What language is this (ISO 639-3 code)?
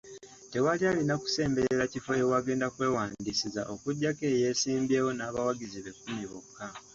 lug